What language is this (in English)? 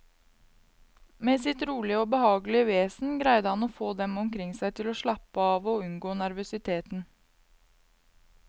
Norwegian